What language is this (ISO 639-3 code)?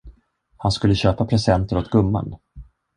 swe